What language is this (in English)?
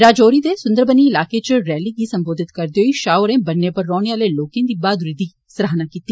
Dogri